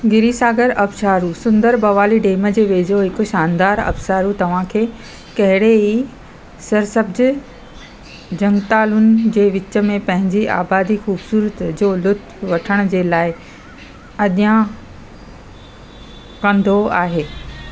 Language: Sindhi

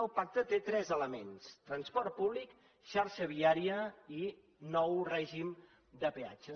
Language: Catalan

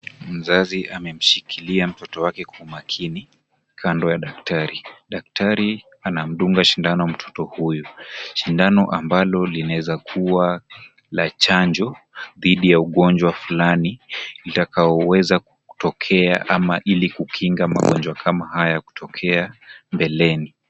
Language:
Swahili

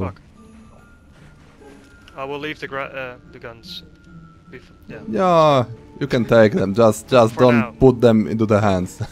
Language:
Polish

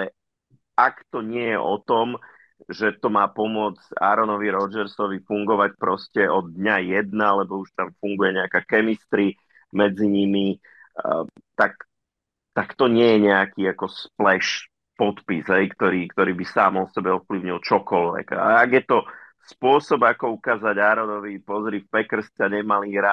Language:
Slovak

